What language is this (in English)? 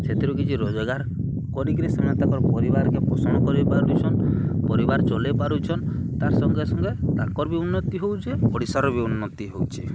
Odia